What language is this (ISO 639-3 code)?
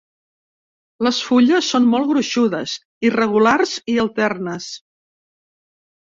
cat